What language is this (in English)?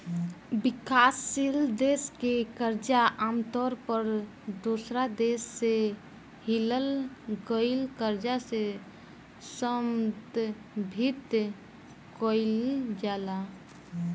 Bhojpuri